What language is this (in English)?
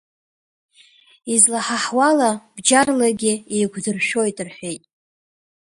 Abkhazian